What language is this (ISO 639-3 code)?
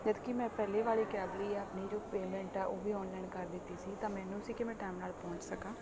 pan